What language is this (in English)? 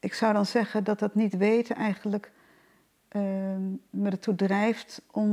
Dutch